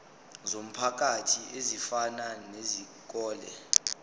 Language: Zulu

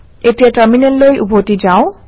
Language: Assamese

